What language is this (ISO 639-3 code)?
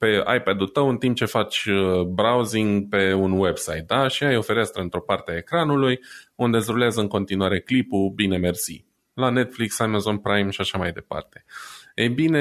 ron